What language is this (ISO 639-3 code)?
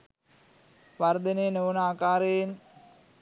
sin